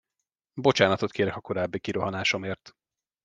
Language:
Hungarian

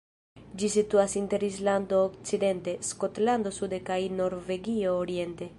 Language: Esperanto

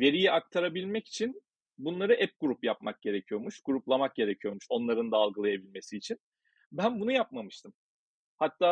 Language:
Turkish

